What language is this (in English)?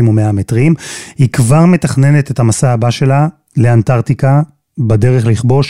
Hebrew